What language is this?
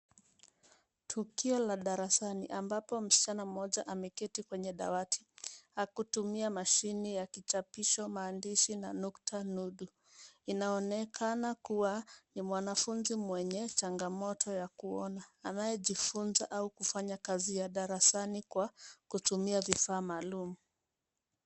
Swahili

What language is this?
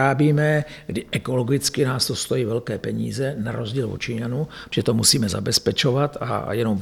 Czech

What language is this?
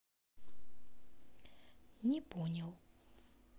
Russian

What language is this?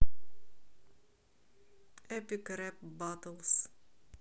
Russian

